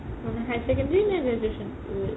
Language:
Assamese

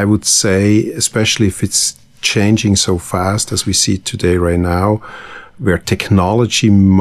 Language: English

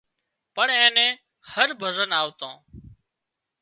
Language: Wadiyara Koli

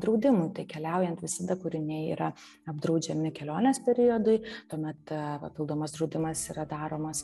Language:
Lithuanian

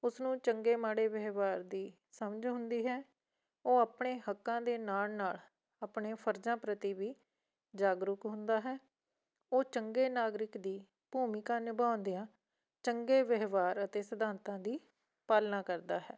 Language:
Punjabi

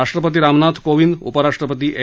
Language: Marathi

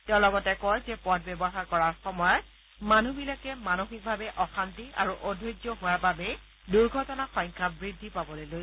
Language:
Assamese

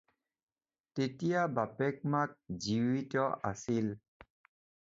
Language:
Assamese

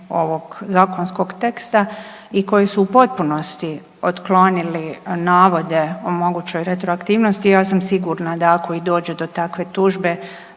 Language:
Croatian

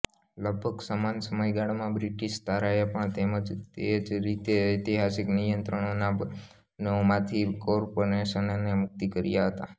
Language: Gujarati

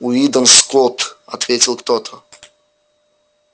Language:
Russian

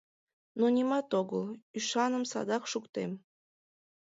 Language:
Mari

